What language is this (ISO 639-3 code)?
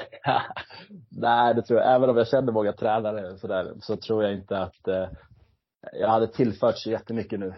swe